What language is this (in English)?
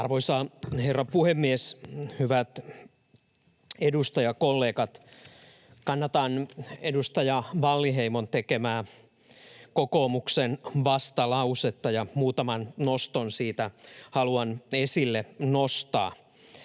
Finnish